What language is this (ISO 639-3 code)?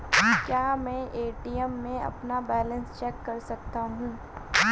hin